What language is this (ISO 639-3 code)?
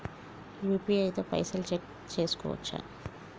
tel